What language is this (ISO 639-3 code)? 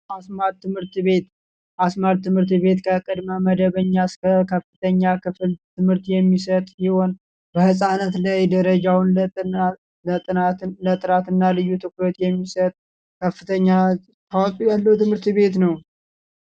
amh